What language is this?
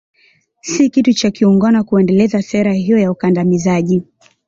Swahili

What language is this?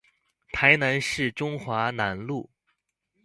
Chinese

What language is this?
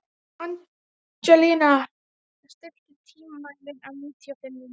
Icelandic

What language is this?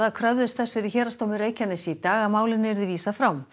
Icelandic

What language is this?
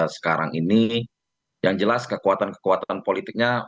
Indonesian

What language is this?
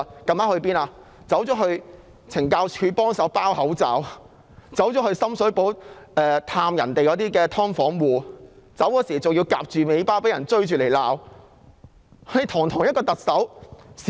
Cantonese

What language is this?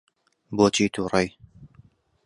Central Kurdish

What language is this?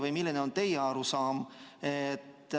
Estonian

